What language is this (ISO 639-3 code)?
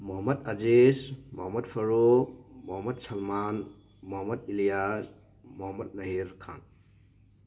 mni